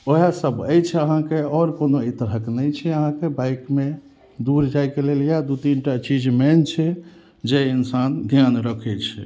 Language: Maithili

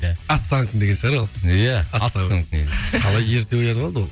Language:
Kazakh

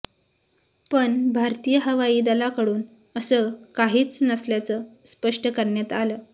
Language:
Marathi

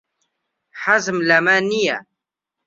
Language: Central Kurdish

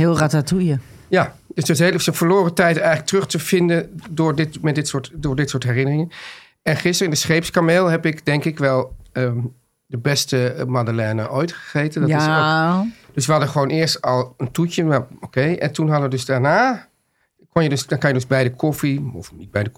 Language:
Dutch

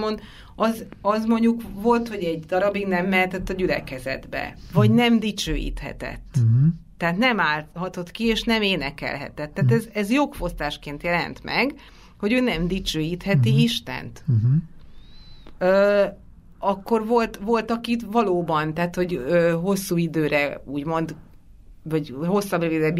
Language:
Hungarian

